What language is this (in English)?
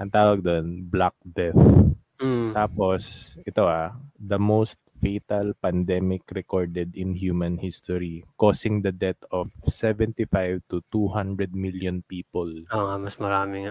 Filipino